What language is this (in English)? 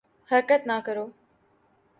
Urdu